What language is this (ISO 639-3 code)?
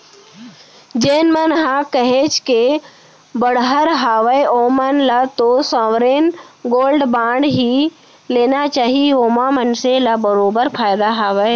hne